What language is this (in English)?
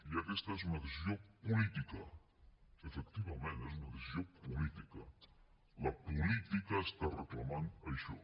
Catalan